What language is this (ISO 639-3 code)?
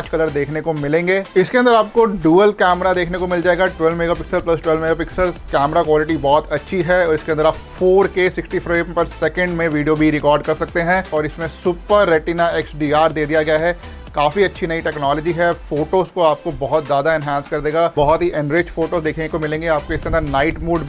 hin